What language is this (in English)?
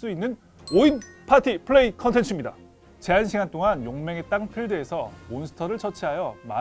Korean